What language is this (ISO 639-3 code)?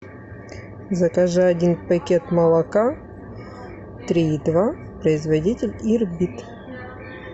rus